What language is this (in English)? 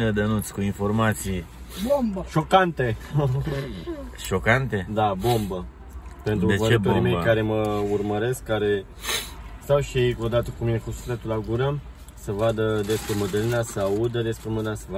Romanian